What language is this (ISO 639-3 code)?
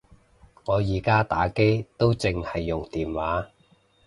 yue